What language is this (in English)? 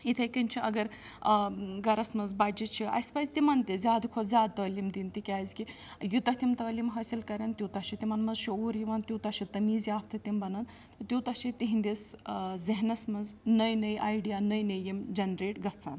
Kashmiri